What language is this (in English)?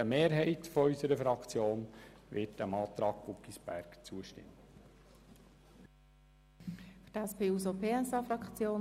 Swiss German